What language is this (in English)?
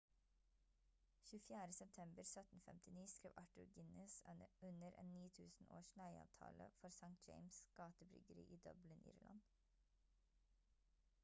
Norwegian Bokmål